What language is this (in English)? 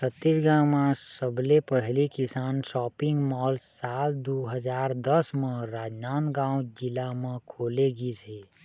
Chhattisgarhi